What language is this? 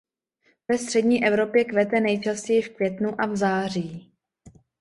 Czech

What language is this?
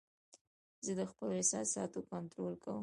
Pashto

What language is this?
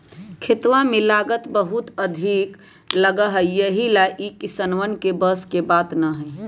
Magahi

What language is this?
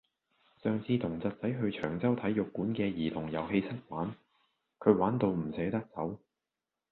Cantonese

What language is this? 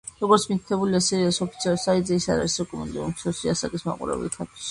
Georgian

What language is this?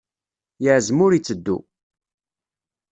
Kabyle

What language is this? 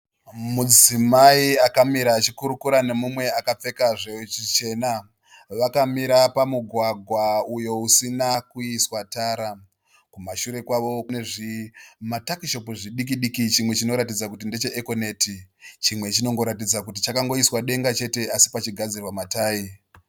Shona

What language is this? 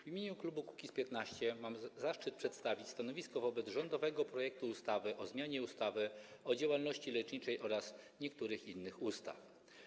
Polish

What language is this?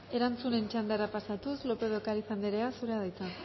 Basque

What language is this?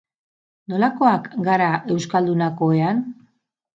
Basque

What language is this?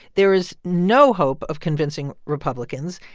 English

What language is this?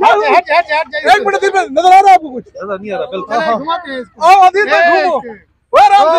Arabic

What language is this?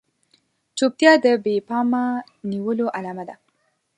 Pashto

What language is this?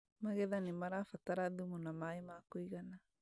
Kikuyu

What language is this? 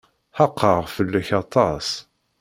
Kabyle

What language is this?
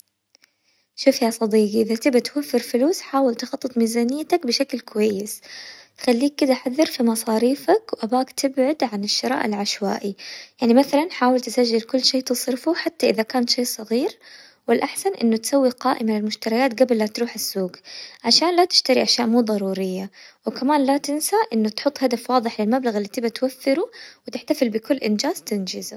Hijazi Arabic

